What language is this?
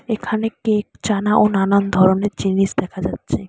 Bangla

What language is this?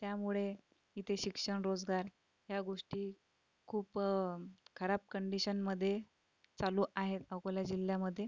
Marathi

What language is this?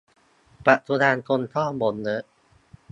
Thai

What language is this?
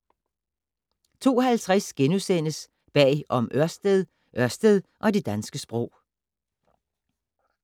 Danish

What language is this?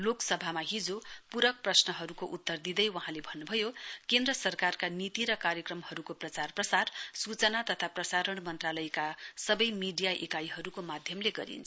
Nepali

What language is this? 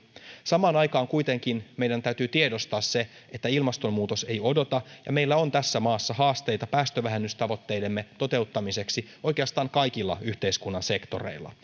Finnish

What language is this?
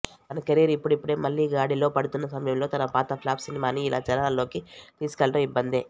Telugu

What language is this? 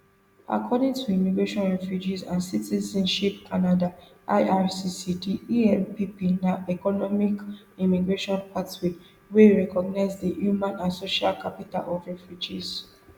Nigerian Pidgin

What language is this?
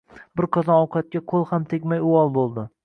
Uzbek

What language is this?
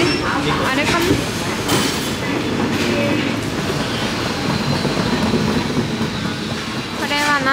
Japanese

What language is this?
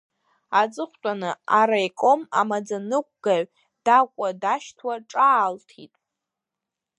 Abkhazian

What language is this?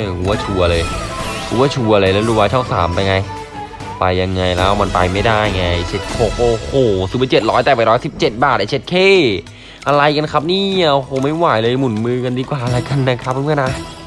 Thai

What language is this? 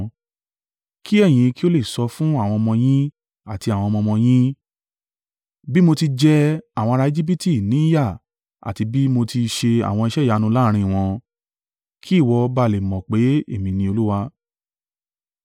Yoruba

